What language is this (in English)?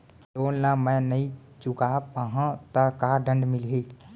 Chhattisgarhi